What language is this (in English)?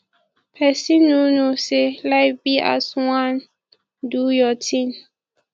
Nigerian Pidgin